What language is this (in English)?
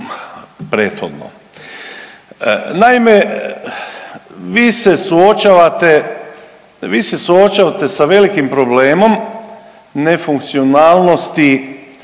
Croatian